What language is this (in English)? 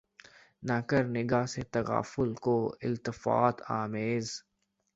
Urdu